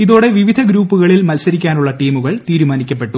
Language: Malayalam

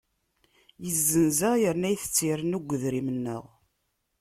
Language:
Kabyle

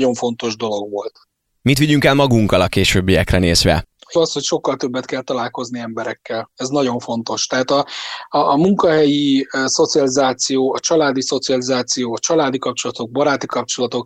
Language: Hungarian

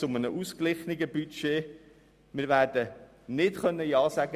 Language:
Swiss German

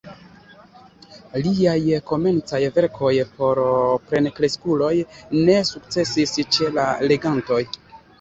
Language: Esperanto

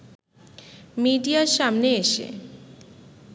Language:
Bangla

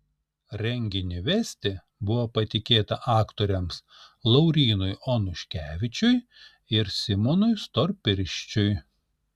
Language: Lithuanian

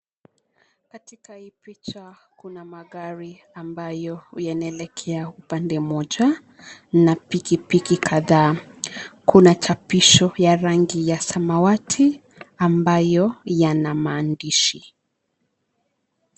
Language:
Swahili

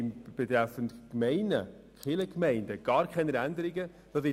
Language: Swiss German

